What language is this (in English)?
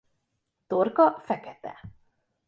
Hungarian